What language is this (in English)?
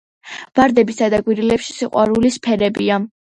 Georgian